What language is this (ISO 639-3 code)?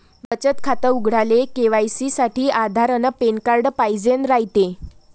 mar